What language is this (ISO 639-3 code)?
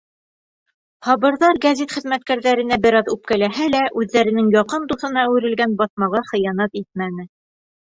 bak